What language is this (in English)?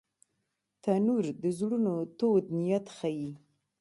Pashto